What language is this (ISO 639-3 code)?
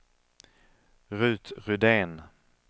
swe